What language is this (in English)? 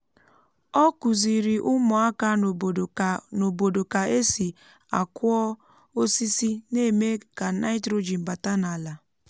Igbo